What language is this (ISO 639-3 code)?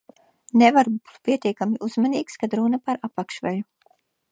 lav